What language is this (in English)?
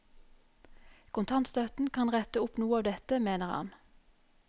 Norwegian